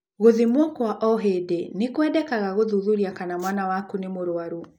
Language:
Kikuyu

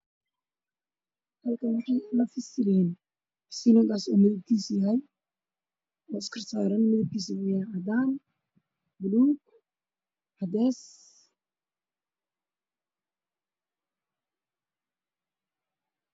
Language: Somali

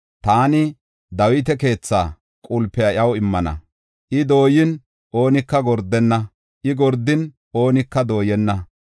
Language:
Gofa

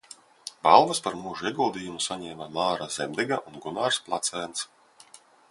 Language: Latvian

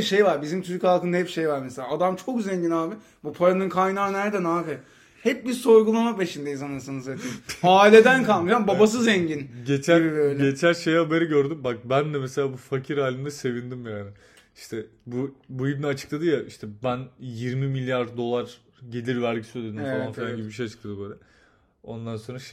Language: Turkish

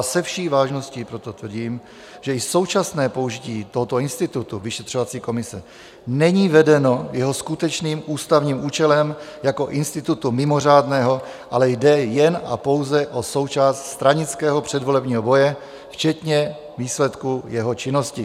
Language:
Czech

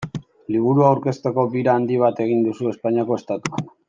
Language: Basque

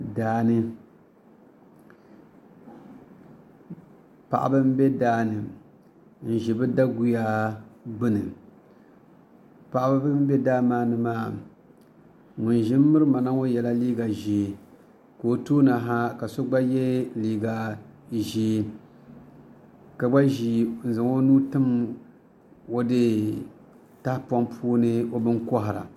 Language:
Dagbani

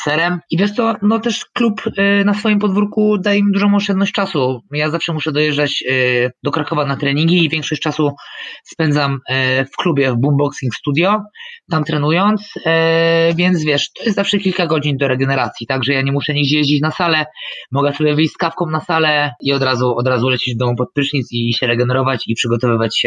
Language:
Polish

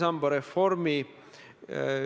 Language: Estonian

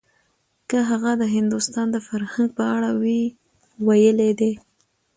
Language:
Pashto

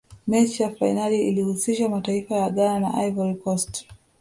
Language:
Swahili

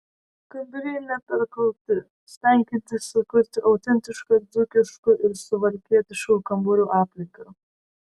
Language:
Lithuanian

